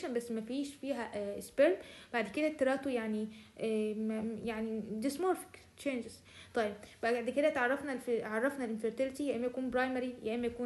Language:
Arabic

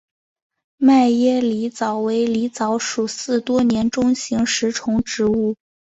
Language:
Chinese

